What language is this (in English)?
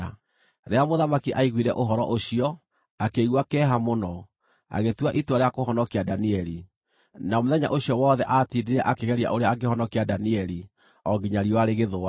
Kikuyu